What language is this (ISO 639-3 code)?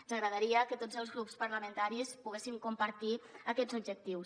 cat